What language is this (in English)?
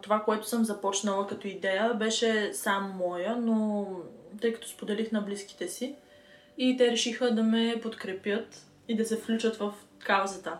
Bulgarian